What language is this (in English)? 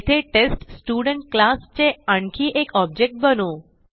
Marathi